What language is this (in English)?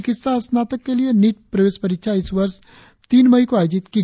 Hindi